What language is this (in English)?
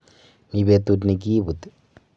Kalenjin